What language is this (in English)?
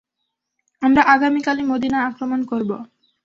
Bangla